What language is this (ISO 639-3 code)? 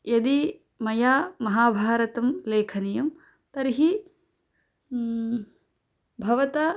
san